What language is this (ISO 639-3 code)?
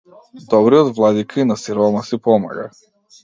mkd